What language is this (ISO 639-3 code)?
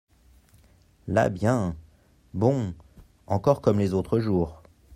fra